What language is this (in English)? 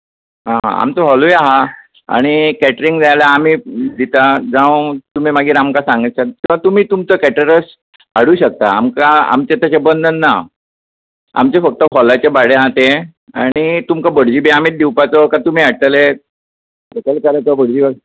Konkani